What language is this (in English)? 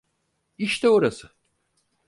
Turkish